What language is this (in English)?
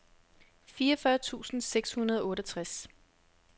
Danish